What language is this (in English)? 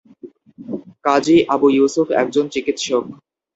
Bangla